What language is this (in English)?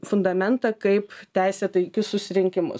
Lithuanian